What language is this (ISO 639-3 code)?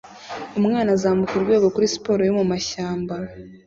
kin